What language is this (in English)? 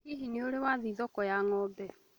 Kikuyu